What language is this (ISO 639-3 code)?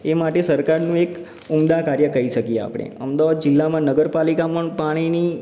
guj